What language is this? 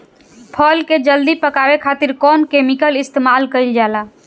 Bhojpuri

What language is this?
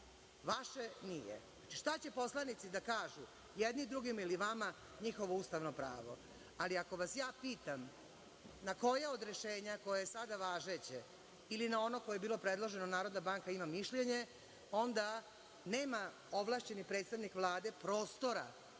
Serbian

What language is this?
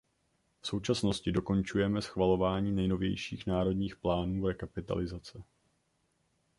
Czech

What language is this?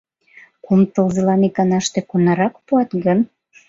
Mari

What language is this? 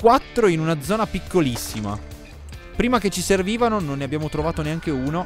Italian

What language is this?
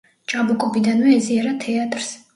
Georgian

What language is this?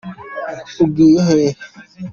Kinyarwanda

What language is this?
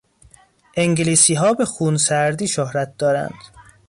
Persian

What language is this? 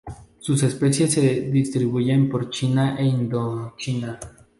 Spanish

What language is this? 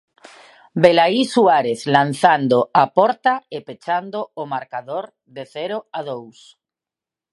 Galician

